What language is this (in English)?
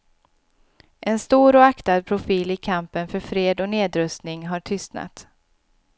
Swedish